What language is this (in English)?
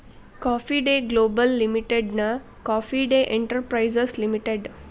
Kannada